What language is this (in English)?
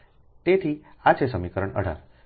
Gujarati